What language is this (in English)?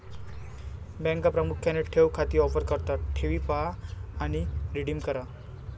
Marathi